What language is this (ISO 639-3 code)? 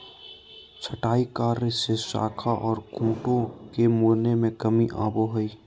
mag